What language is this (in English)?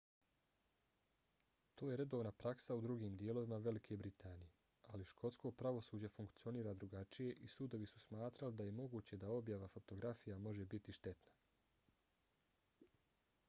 Bosnian